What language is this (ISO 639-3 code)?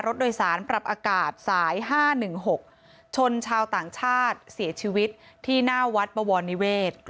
tha